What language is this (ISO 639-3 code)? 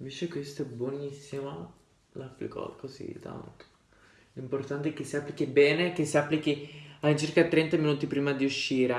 ita